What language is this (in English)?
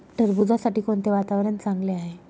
Marathi